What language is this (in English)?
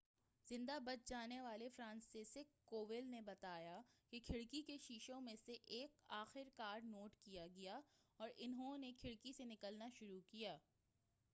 Urdu